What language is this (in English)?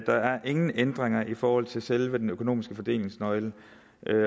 Danish